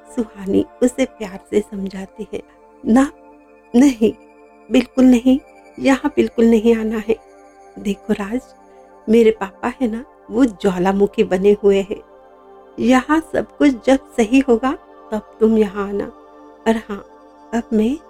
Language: Hindi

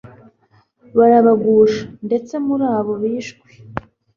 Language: Kinyarwanda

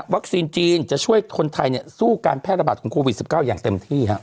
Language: Thai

